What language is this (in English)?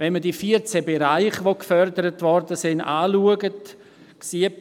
Swiss German